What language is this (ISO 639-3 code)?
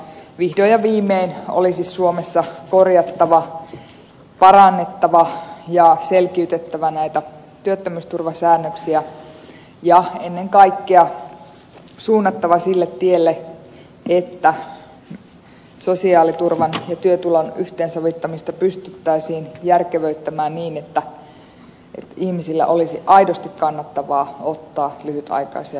fin